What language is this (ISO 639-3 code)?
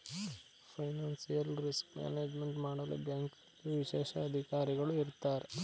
kan